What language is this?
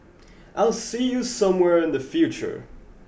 English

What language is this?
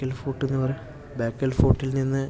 Malayalam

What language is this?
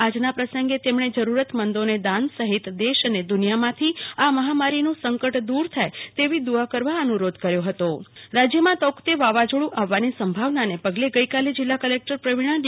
Gujarati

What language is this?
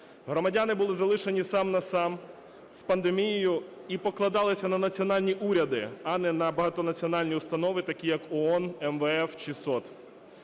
Ukrainian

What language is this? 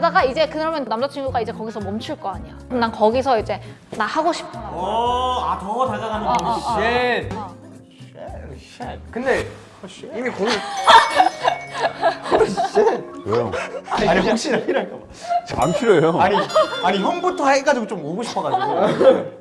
Korean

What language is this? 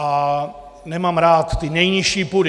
Czech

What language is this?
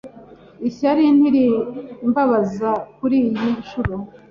Kinyarwanda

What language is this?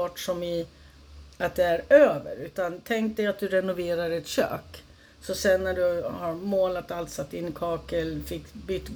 Swedish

